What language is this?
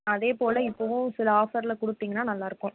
Tamil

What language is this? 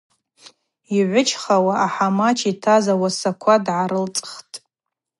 Abaza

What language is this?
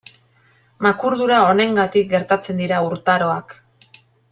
Basque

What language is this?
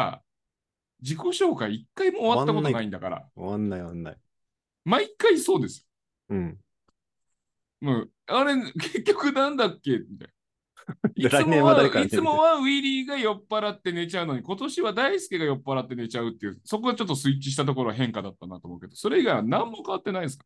Japanese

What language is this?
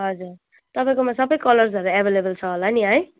Nepali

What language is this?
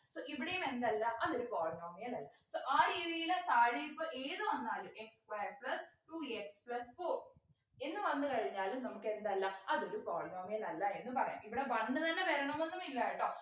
Malayalam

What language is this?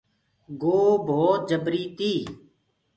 Gurgula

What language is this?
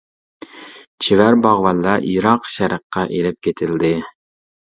Uyghur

